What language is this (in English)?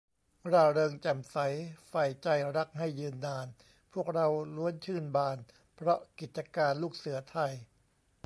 Thai